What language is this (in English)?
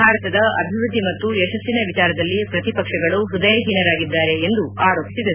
Kannada